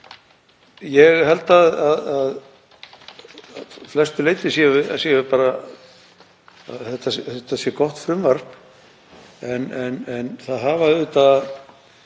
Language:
Icelandic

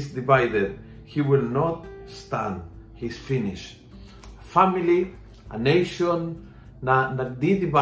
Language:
Filipino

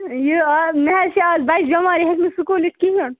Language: Kashmiri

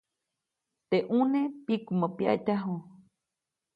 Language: Copainalá Zoque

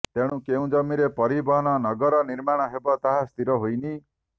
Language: Odia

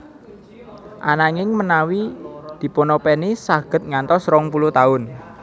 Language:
Javanese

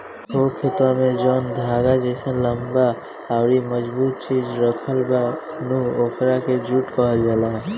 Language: Bhojpuri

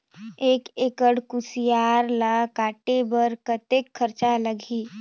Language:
Chhattisgarhi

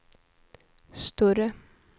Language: Swedish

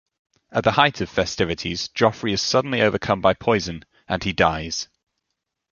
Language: English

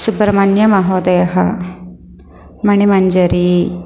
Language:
Sanskrit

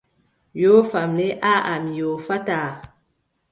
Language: Adamawa Fulfulde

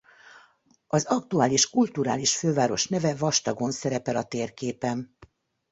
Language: Hungarian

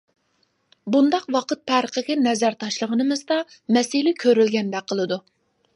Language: Uyghur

